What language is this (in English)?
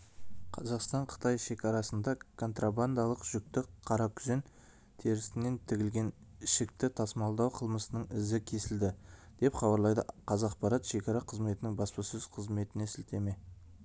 Kazakh